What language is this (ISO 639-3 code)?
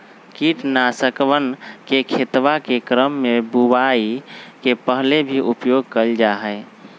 mag